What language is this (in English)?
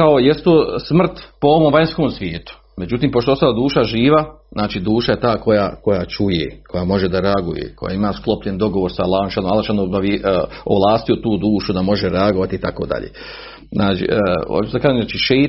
Croatian